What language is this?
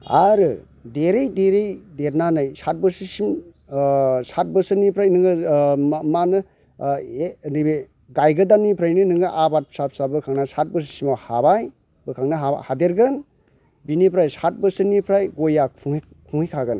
Bodo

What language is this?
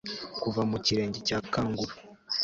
Kinyarwanda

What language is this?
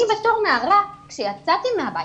Hebrew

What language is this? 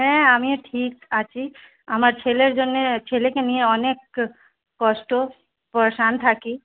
Bangla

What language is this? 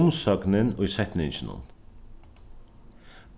Faroese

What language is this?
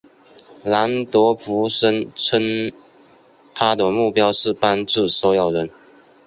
Chinese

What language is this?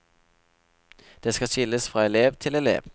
Norwegian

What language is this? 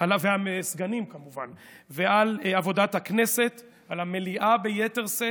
Hebrew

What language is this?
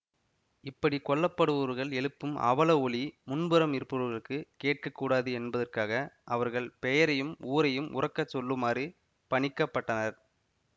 Tamil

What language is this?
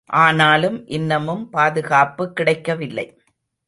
Tamil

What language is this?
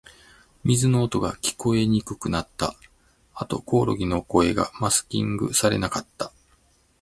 Japanese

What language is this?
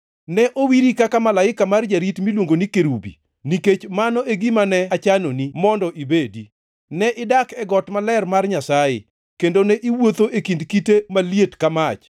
Luo (Kenya and Tanzania)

